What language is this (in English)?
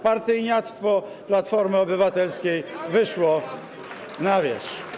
Polish